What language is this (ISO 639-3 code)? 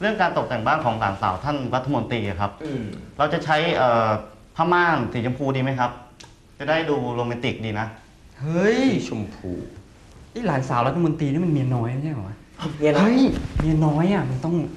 tha